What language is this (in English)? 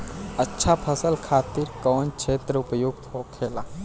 Bhojpuri